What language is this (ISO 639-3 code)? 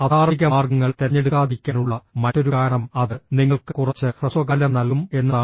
mal